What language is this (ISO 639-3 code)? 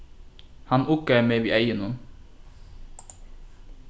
fao